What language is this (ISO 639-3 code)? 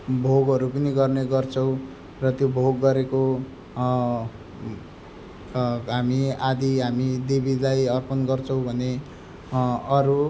nep